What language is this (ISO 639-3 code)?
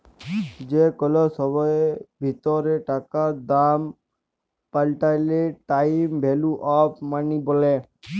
ben